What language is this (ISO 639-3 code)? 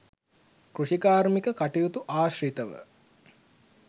sin